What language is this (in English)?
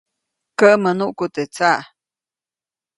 Copainalá Zoque